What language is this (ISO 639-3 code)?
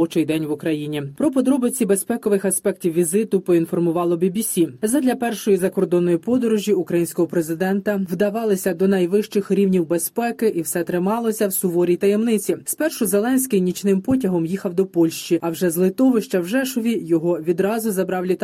ukr